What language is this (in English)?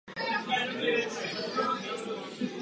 Czech